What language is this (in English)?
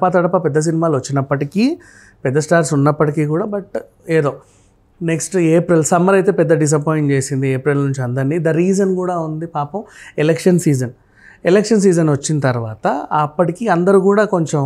Telugu